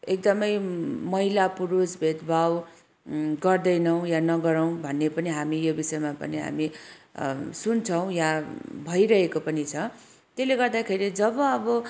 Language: Nepali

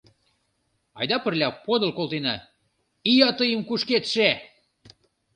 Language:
Mari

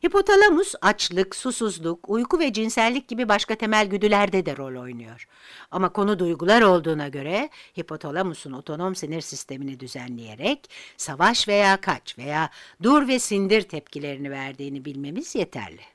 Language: Turkish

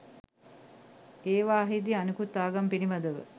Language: Sinhala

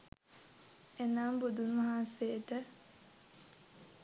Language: Sinhala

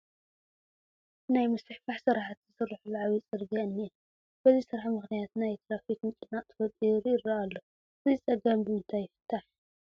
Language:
Tigrinya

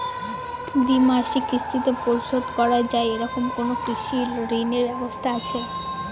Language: Bangla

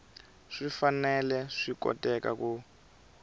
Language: Tsonga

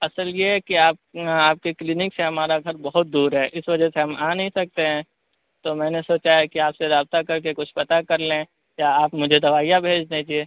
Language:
Urdu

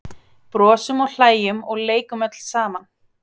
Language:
Icelandic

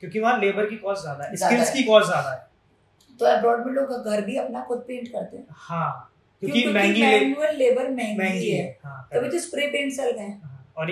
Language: Hindi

